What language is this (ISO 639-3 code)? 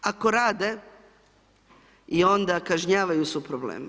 hrv